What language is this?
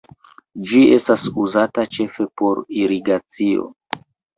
Esperanto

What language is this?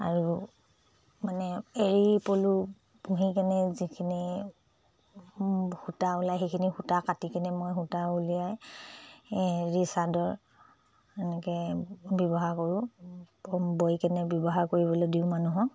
Assamese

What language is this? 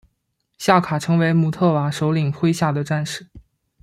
Chinese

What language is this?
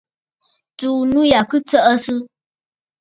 Bafut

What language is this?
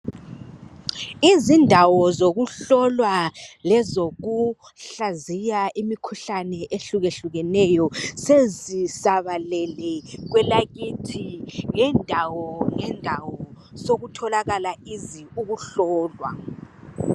North Ndebele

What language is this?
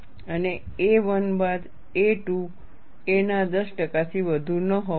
Gujarati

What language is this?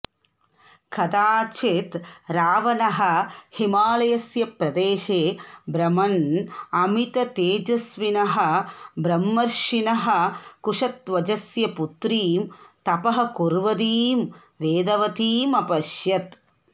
Sanskrit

